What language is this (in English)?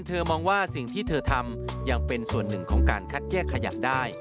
Thai